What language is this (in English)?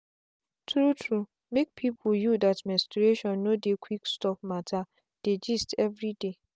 Nigerian Pidgin